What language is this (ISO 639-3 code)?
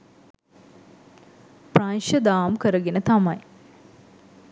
sin